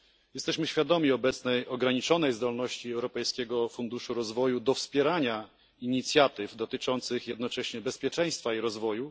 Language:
Polish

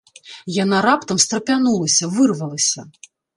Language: Belarusian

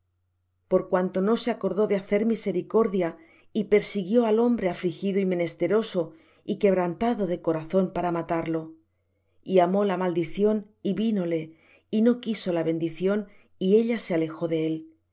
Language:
Spanish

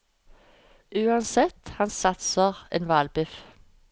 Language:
Norwegian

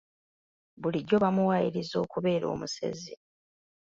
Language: Ganda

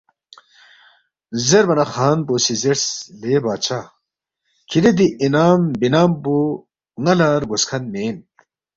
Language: Balti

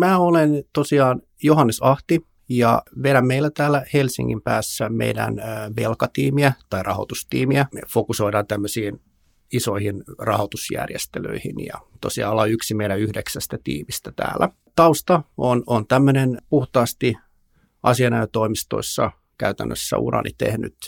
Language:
Finnish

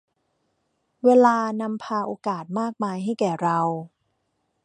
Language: Thai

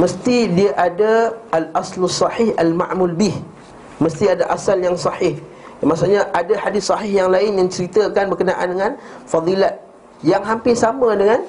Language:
Malay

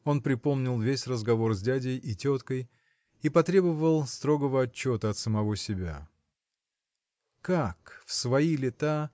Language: Russian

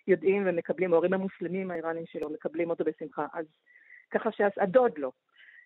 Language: Hebrew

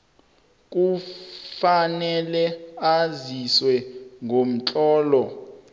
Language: South Ndebele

